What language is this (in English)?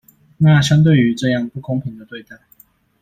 Chinese